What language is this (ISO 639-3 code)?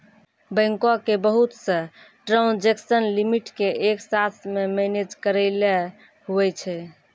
mai